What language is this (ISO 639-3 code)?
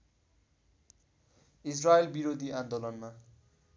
nep